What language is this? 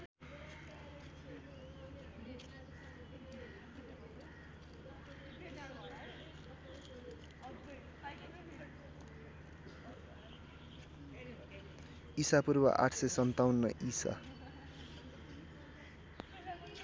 Nepali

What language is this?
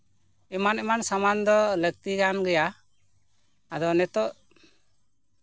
Santali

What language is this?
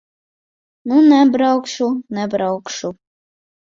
Latvian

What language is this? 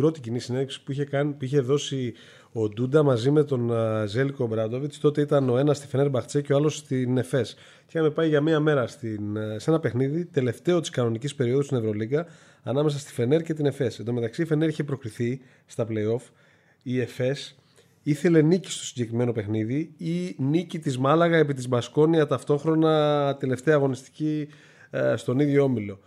Greek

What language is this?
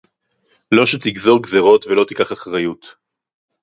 Hebrew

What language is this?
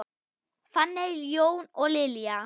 Icelandic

